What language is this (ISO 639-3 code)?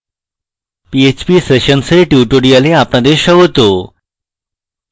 ben